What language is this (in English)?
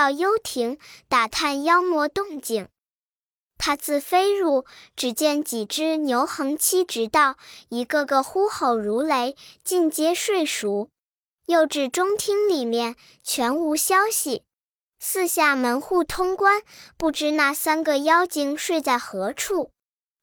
Chinese